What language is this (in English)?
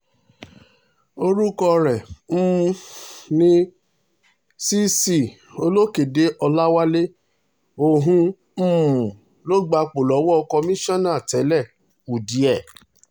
Yoruba